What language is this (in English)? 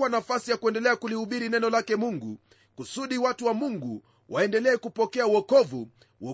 Swahili